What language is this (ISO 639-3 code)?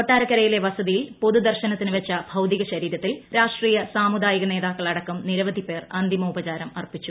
mal